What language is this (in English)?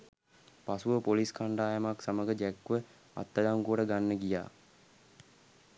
Sinhala